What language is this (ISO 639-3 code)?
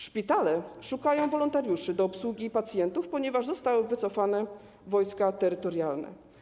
pol